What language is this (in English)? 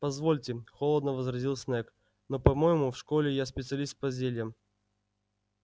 Russian